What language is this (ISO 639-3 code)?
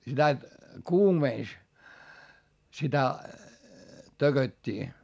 fin